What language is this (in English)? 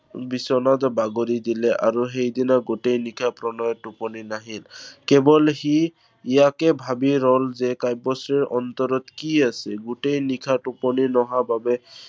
Assamese